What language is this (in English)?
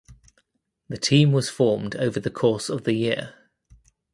English